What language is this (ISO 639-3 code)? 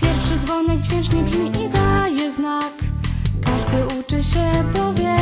pol